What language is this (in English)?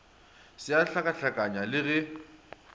Northern Sotho